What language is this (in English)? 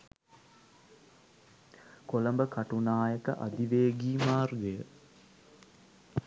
Sinhala